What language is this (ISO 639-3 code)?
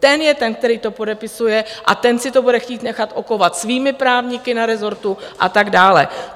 ces